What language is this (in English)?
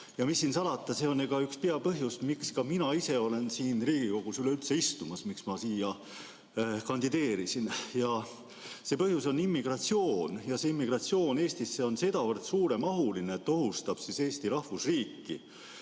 Estonian